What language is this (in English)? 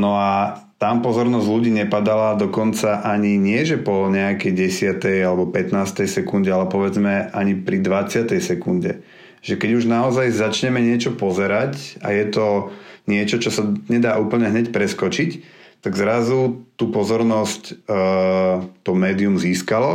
Slovak